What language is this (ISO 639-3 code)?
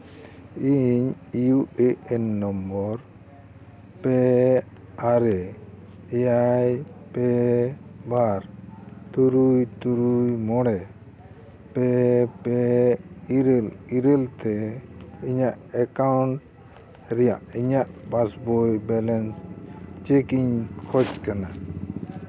sat